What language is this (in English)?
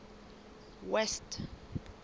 Southern Sotho